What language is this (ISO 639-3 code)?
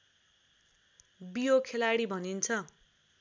nep